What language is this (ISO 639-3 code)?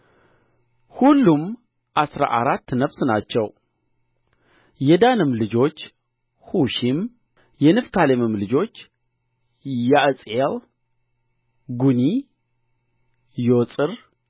amh